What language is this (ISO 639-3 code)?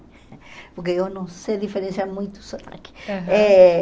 por